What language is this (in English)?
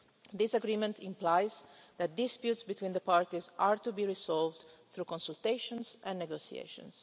English